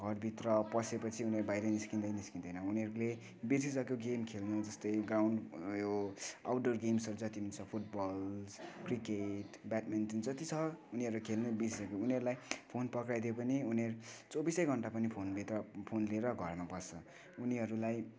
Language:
Nepali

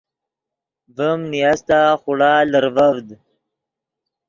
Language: Yidgha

